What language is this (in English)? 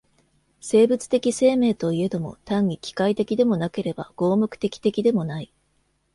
Japanese